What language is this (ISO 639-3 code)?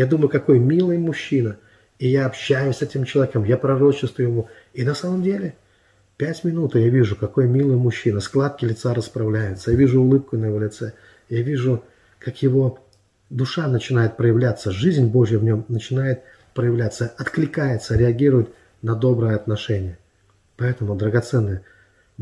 rus